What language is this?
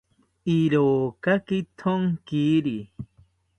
South Ucayali Ashéninka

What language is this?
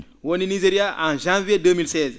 Fula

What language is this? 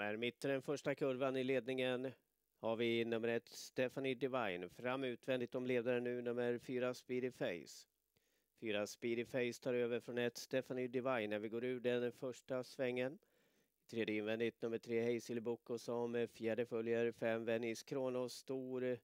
Swedish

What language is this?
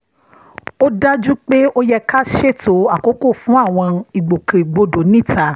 Yoruba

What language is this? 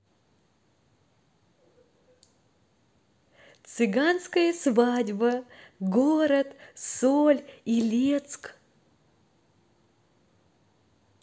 Russian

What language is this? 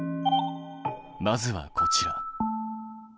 Japanese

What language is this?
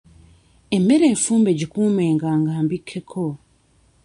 Ganda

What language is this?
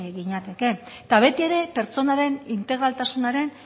Basque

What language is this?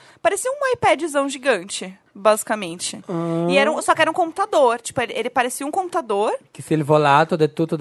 Portuguese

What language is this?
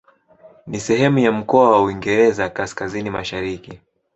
Swahili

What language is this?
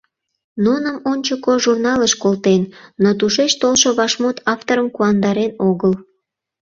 Mari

